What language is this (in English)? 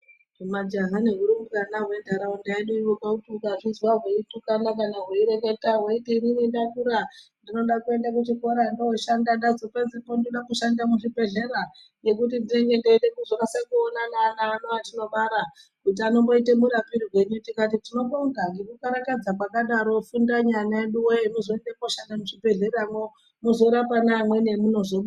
Ndau